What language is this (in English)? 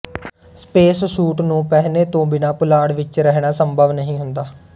Punjabi